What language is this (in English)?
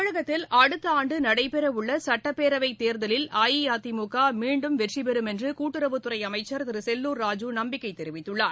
Tamil